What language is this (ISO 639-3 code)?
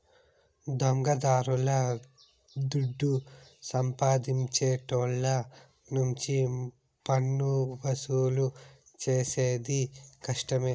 tel